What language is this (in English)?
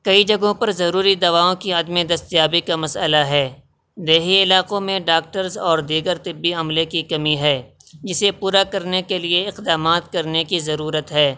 Urdu